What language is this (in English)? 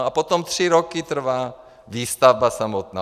Czech